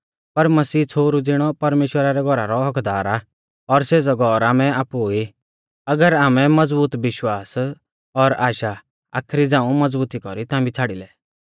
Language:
Mahasu Pahari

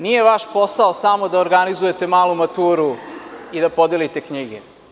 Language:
Serbian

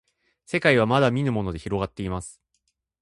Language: Japanese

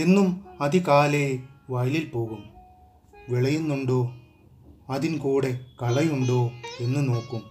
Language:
Malayalam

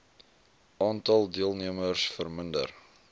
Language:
Afrikaans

